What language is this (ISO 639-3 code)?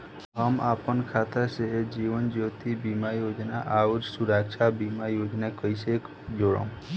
bho